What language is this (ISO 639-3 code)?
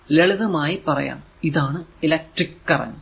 mal